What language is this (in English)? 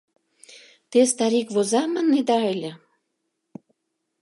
Mari